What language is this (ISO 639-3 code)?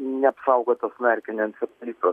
lit